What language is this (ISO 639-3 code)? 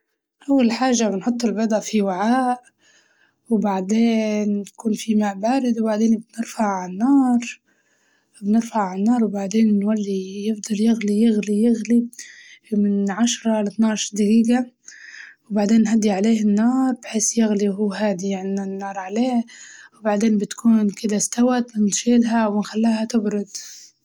ayl